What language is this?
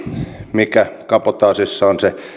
Finnish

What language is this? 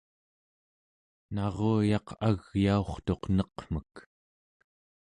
Central Yupik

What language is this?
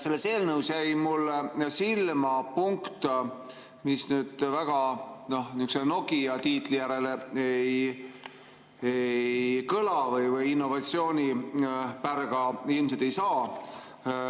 Estonian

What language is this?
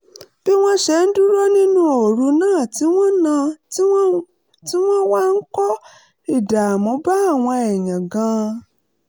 Yoruba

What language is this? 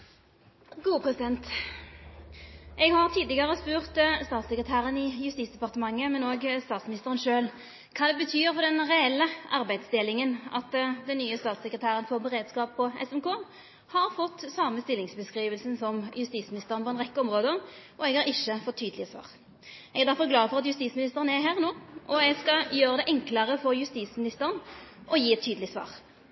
Norwegian Nynorsk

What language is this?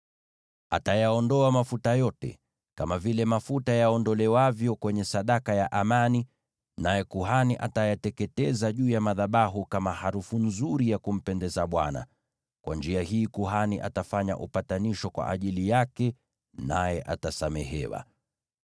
Swahili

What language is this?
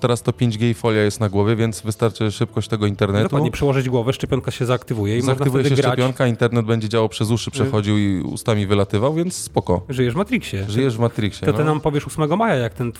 Polish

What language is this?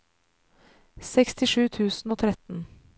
Norwegian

